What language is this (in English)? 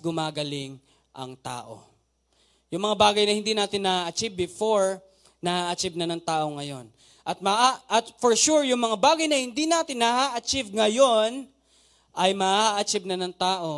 Filipino